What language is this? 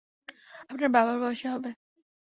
Bangla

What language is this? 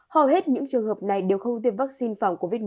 Vietnamese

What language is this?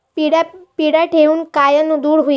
Marathi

